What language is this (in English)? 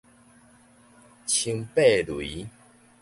Min Nan Chinese